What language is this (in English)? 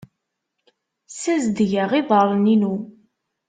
Kabyle